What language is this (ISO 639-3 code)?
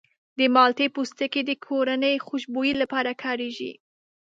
pus